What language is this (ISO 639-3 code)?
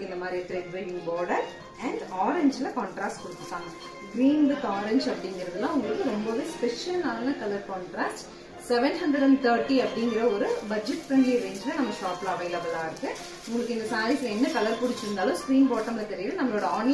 ara